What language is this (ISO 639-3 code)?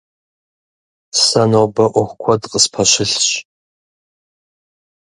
kbd